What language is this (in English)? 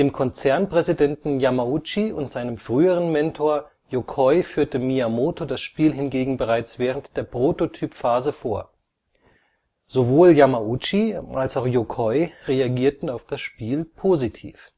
German